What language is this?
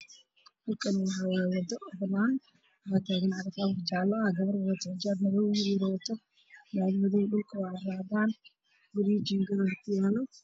Somali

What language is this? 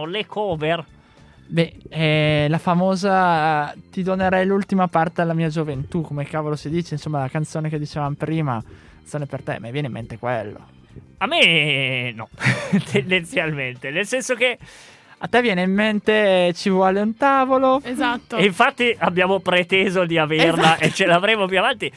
Italian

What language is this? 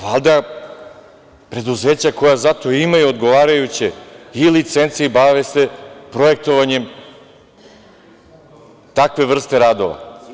Serbian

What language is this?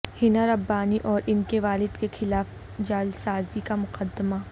Urdu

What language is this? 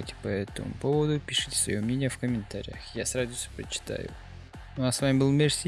Russian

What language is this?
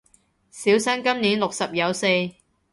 Cantonese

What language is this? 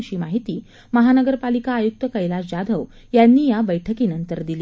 Marathi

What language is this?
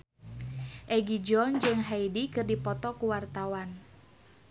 Sundanese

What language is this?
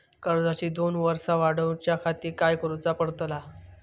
Marathi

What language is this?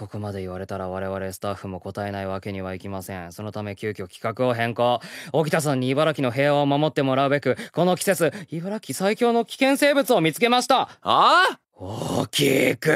Japanese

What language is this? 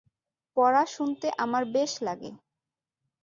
Bangla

